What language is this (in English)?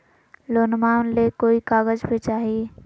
Magahi